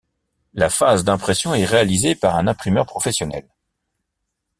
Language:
French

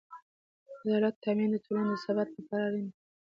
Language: Pashto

